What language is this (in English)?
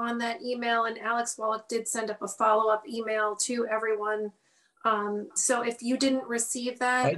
English